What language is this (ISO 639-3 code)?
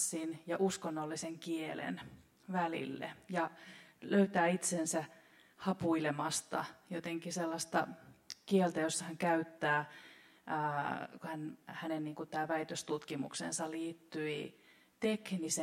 fin